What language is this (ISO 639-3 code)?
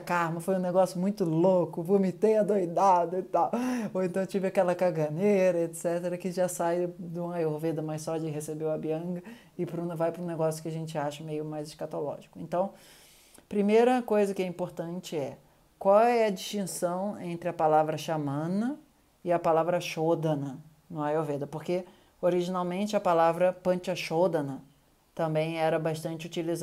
por